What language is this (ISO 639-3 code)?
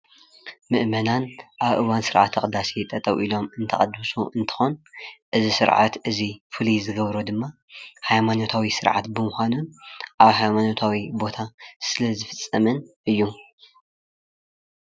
tir